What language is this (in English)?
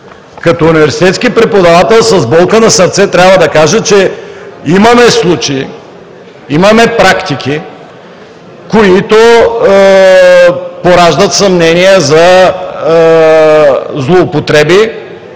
Bulgarian